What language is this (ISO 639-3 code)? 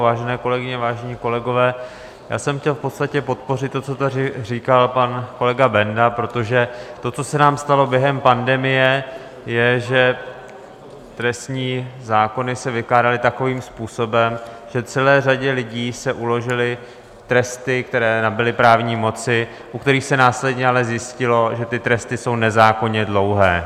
ces